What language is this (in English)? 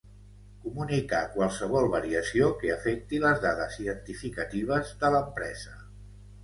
Catalan